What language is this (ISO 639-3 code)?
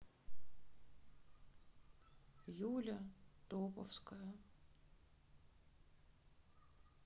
rus